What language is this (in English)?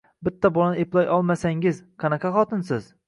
Uzbek